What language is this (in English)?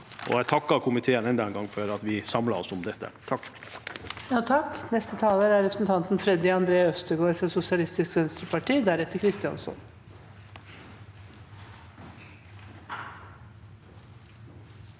Norwegian